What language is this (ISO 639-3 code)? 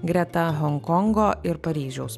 lit